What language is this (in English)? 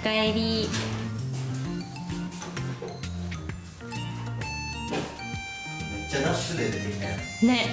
Japanese